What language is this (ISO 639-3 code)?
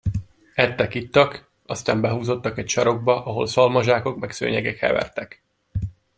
hun